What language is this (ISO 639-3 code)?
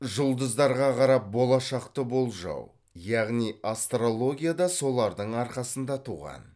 kaz